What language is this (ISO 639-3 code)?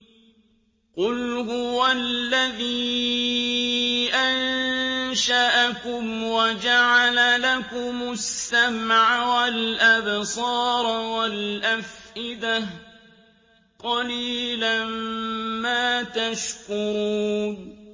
ara